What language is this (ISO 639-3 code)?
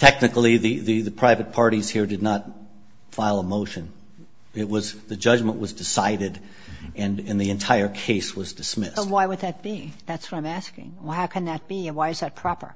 eng